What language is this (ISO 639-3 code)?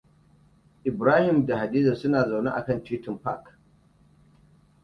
hau